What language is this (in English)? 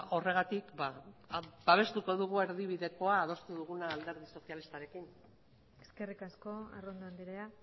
Basque